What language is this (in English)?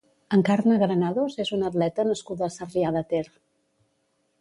Catalan